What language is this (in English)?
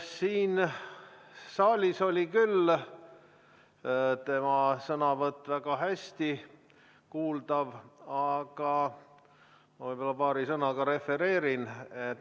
Estonian